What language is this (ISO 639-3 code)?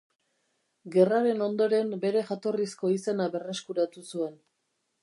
eus